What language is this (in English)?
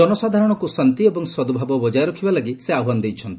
Odia